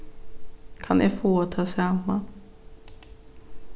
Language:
Faroese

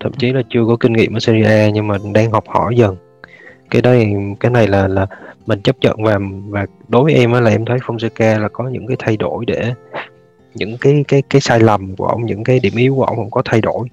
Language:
Vietnamese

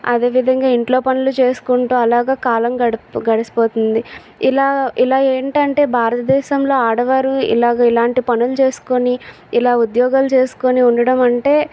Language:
Telugu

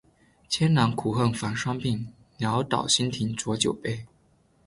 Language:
Chinese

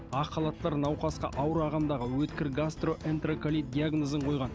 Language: Kazakh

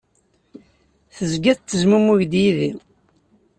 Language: Kabyle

